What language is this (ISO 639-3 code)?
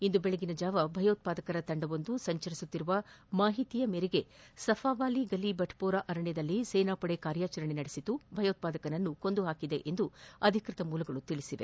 kan